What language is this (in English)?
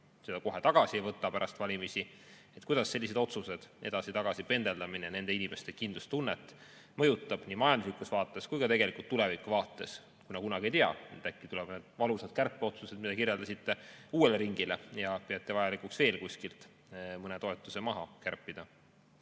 Estonian